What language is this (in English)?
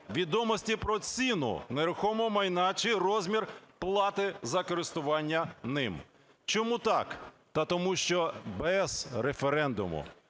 Ukrainian